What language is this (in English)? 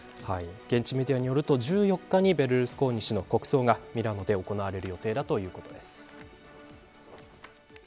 Japanese